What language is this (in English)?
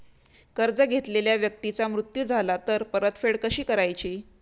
Marathi